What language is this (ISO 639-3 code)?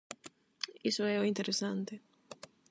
glg